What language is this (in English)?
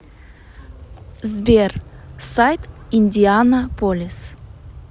Russian